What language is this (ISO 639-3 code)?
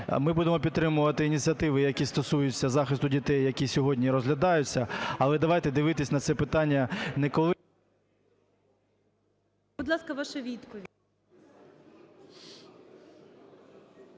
ukr